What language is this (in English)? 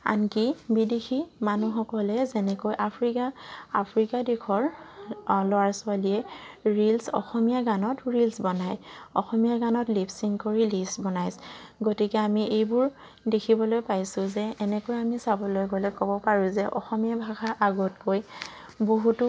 Assamese